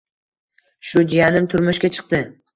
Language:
Uzbek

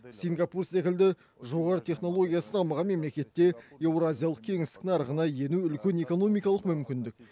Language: Kazakh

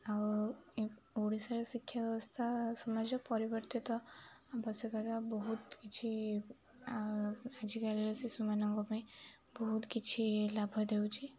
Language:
Odia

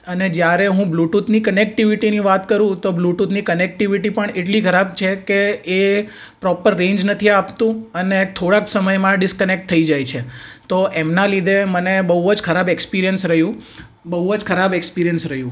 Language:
Gujarati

